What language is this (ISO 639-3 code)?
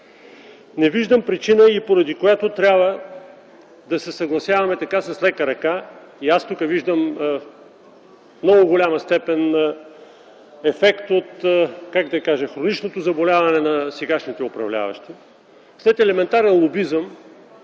bul